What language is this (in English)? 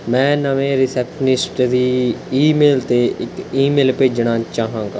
Punjabi